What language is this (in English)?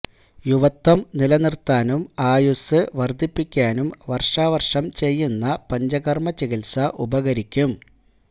Malayalam